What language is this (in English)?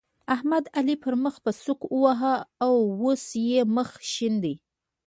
Pashto